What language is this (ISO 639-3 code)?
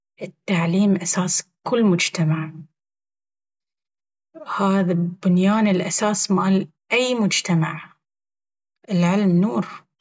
abv